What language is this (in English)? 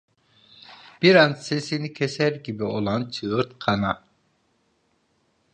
Turkish